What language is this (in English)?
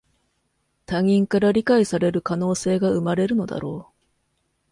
Japanese